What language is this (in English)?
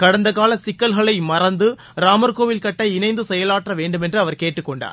Tamil